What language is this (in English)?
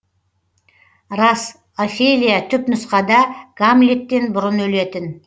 Kazakh